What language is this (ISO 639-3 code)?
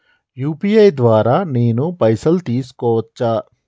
tel